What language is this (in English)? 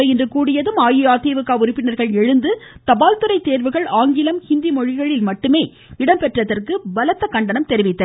Tamil